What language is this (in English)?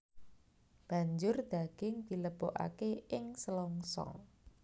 Javanese